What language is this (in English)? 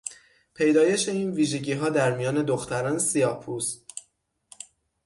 Persian